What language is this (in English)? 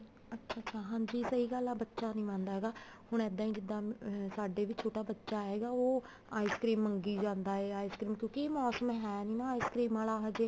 Punjabi